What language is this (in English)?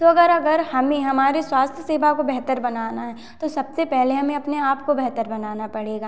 Hindi